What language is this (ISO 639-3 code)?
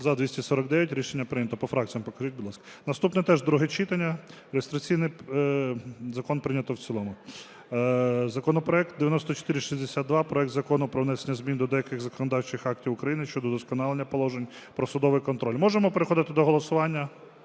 ukr